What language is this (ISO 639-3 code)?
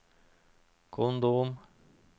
nor